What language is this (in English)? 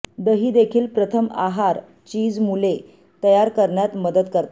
Marathi